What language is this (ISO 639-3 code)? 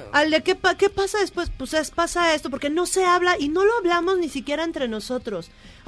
spa